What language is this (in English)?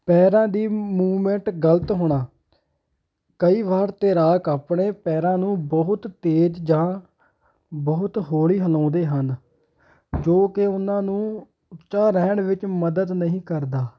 Punjabi